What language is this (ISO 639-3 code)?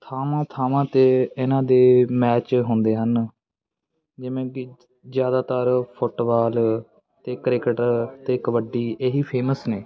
pan